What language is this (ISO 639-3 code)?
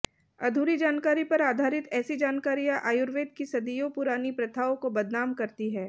hin